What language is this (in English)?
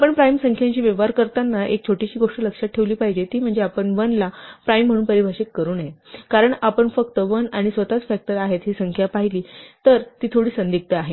Marathi